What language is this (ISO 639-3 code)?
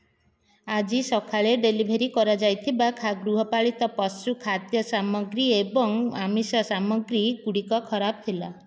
ori